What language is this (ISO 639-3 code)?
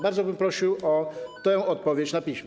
pol